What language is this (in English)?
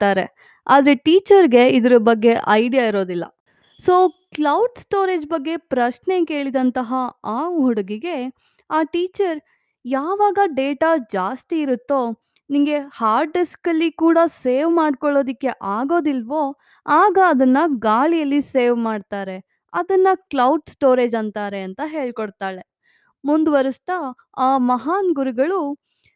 Kannada